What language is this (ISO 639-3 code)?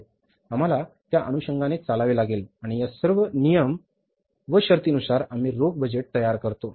mar